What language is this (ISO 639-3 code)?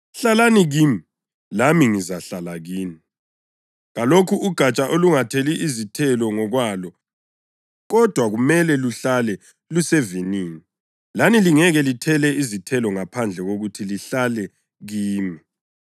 nde